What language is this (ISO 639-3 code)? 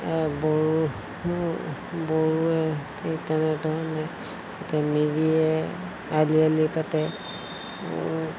asm